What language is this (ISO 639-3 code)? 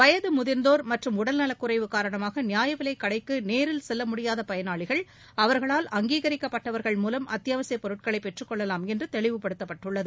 tam